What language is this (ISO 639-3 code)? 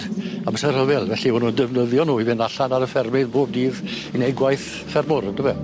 cym